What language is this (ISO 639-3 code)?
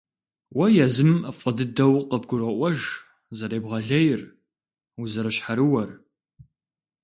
kbd